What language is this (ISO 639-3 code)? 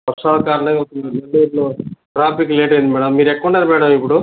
tel